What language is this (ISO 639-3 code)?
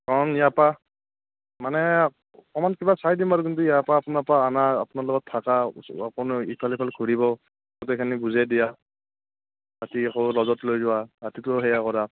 asm